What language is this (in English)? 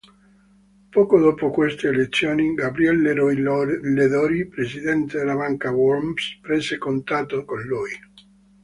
Italian